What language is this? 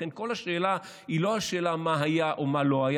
Hebrew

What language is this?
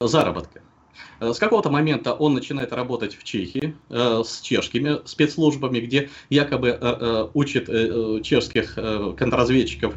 Russian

